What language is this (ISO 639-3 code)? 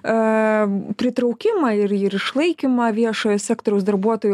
lit